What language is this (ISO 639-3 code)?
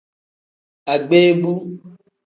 kdh